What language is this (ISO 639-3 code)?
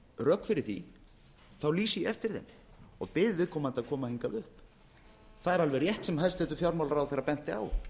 isl